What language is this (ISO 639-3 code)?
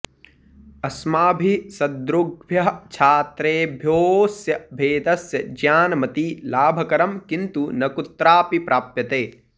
san